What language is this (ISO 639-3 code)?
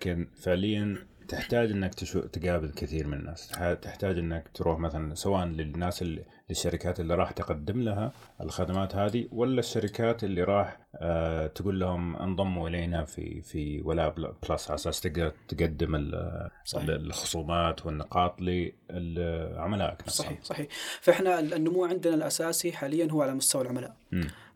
ara